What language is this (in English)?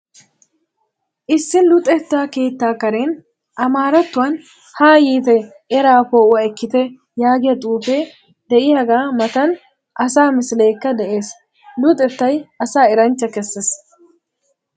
Wolaytta